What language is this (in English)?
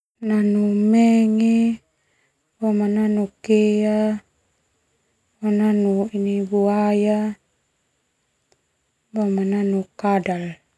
Termanu